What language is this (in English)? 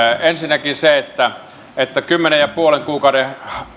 Finnish